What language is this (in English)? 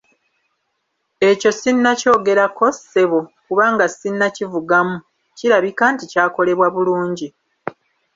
Ganda